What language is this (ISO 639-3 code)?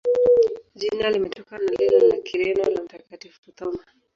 swa